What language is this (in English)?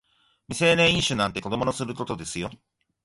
Japanese